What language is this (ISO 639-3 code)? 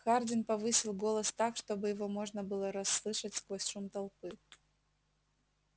rus